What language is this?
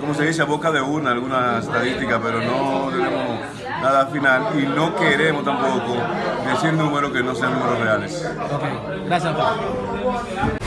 Spanish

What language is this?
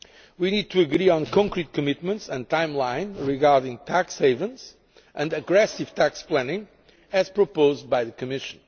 English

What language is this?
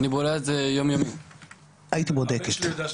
Hebrew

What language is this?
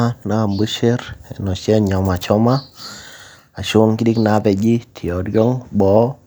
Masai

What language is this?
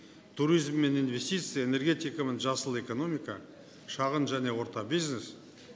Kazakh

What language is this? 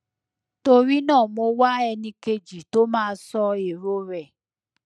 Yoruba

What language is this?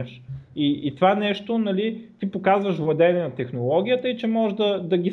Bulgarian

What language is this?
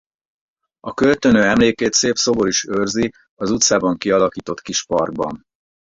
Hungarian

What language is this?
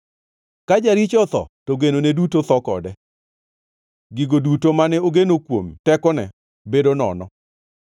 Luo (Kenya and Tanzania)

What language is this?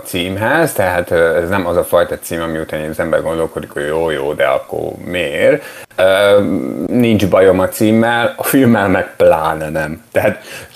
Hungarian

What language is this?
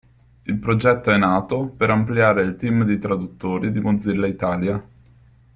Italian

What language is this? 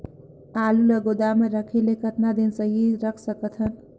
Chhattisgarhi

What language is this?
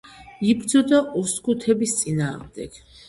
Georgian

